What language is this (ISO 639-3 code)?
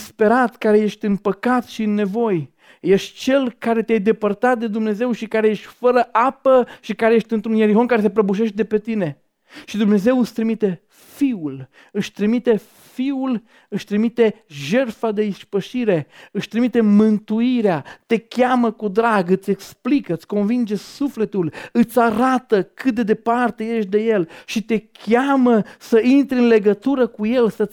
ron